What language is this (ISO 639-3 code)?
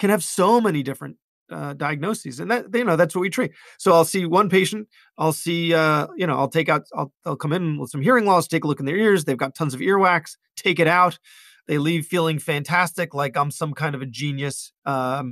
eng